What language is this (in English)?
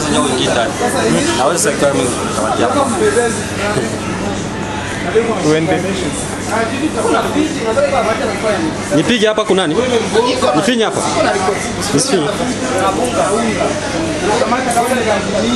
Romanian